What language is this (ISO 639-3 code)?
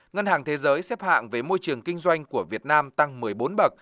vie